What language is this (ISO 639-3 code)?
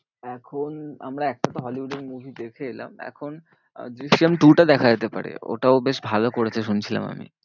ben